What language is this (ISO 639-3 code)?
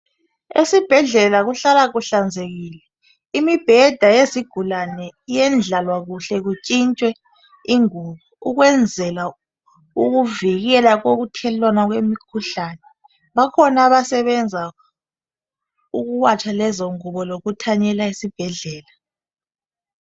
nde